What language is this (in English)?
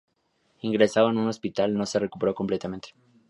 Spanish